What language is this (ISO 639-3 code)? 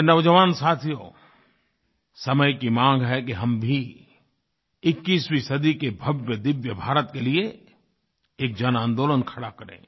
hin